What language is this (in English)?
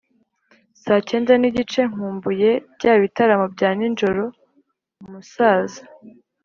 Kinyarwanda